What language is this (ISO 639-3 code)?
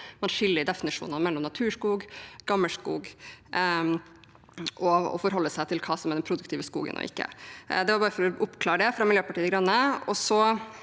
nor